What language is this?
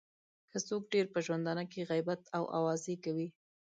Pashto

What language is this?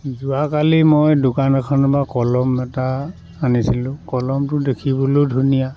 Assamese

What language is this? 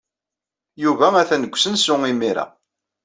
Kabyle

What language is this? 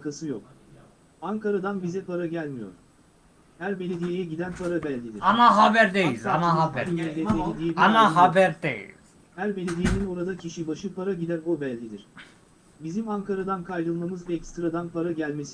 Turkish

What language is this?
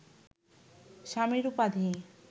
Bangla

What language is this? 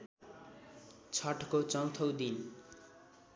Nepali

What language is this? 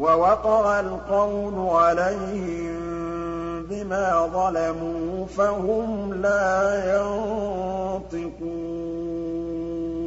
Arabic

